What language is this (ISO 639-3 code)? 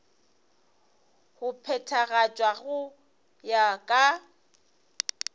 nso